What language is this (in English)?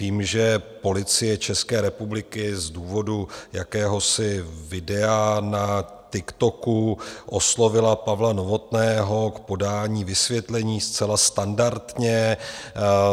Czech